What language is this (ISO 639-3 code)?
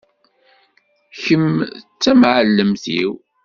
kab